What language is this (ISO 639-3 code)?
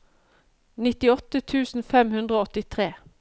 nor